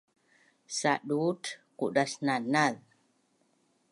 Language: Bunun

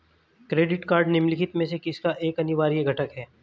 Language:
Hindi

